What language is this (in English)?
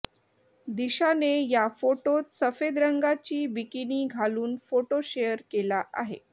Marathi